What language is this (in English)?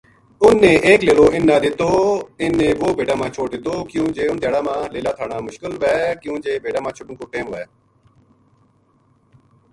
Gujari